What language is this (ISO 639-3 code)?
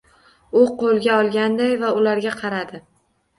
uzb